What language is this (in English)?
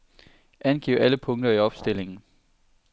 Danish